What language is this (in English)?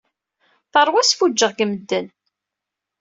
Kabyle